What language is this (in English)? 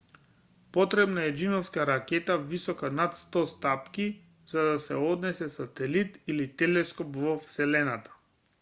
Macedonian